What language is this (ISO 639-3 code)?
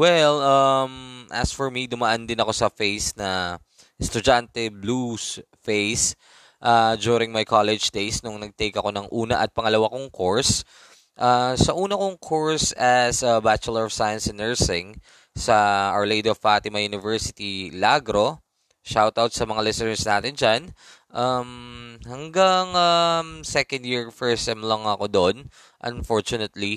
fil